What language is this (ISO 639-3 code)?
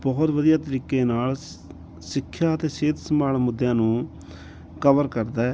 pan